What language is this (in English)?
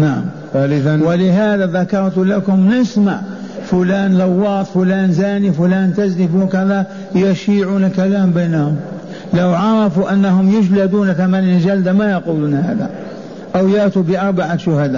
Arabic